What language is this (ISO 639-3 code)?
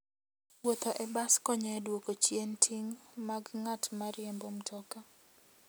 luo